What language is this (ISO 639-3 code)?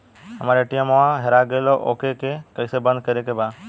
bho